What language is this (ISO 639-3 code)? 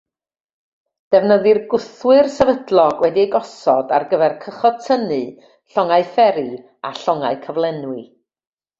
cym